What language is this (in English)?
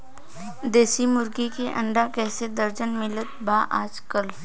Bhojpuri